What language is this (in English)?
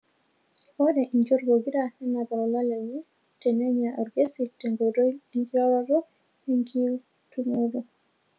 Masai